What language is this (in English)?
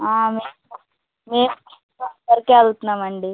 Telugu